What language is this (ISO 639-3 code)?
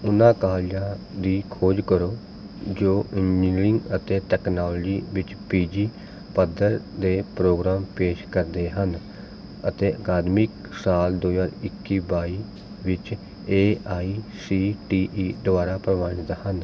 pan